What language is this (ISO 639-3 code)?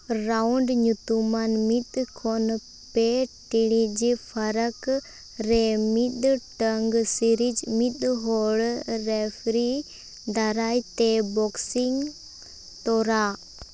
sat